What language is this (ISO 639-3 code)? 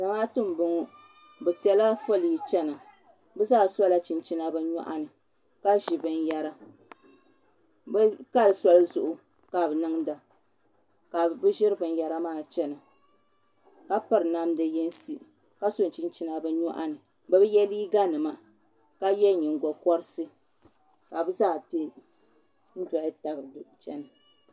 dag